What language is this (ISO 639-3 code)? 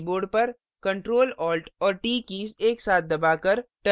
hin